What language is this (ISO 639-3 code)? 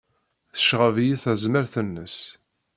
kab